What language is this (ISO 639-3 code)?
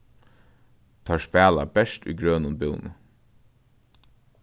fao